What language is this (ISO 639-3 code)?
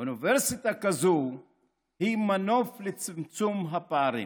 heb